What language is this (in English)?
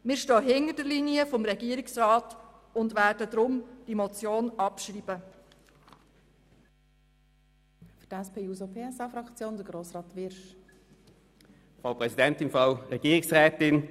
Swiss German